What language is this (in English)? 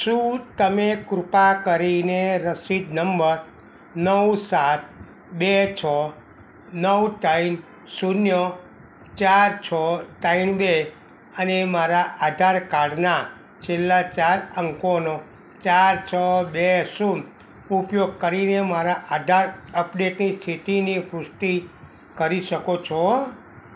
Gujarati